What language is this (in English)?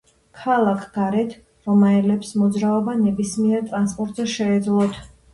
Georgian